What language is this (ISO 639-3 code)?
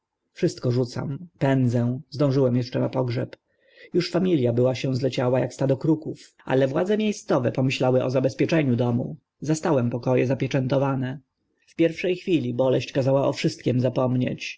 pol